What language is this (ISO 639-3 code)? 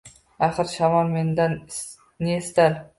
uzb